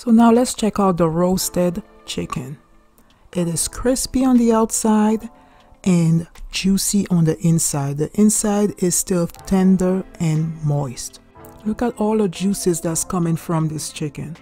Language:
English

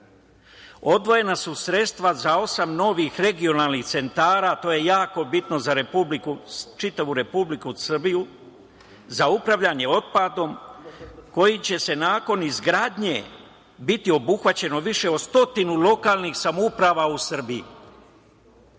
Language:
Serbian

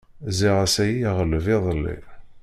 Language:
Kabyle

